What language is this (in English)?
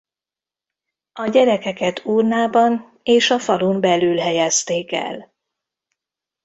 Hungarian